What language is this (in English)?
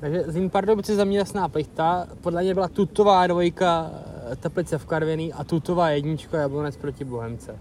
Czech